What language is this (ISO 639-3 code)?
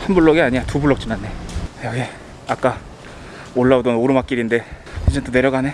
kor